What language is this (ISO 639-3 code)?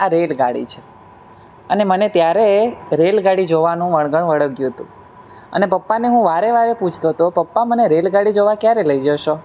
guj